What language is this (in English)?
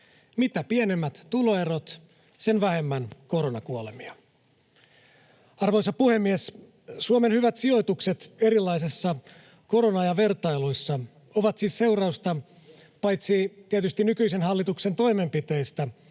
Finnish